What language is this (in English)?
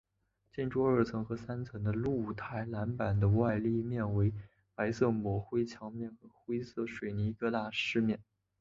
Chinese